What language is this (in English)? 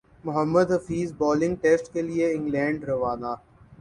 Urdu